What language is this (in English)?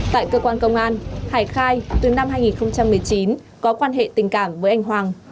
Vietnamese